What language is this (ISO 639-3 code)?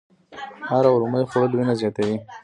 pus